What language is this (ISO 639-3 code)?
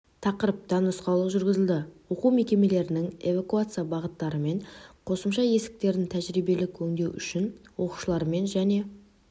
kaz